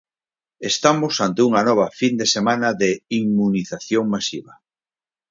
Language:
Galician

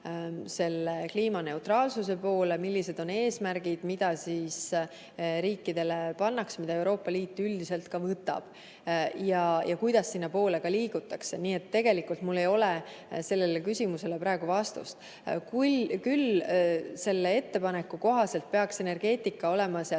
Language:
Estonian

